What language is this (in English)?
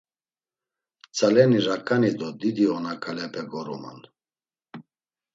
Laz